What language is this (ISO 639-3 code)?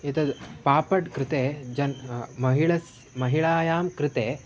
san